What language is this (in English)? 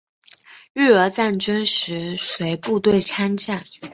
Chinese